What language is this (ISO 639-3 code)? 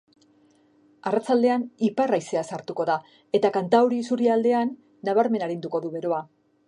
eus